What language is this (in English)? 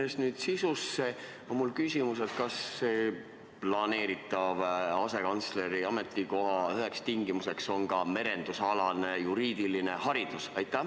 Estonian